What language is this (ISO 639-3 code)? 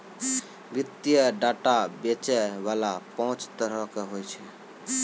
mai